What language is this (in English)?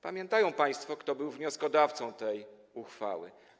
Polish